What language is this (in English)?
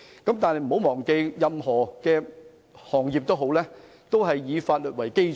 Cantonese